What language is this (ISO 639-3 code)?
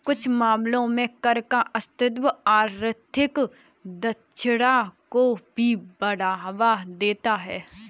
hin